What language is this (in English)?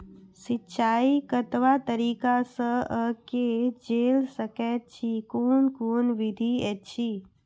Maithili